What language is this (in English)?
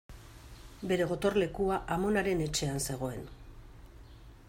Basque